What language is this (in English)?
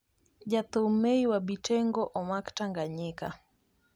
Luo (Kenya and Tanzania)